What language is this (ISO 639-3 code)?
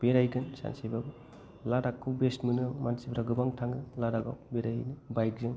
brx